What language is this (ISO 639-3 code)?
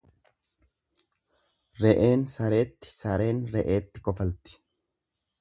orm